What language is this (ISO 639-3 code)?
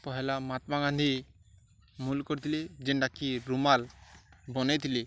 ori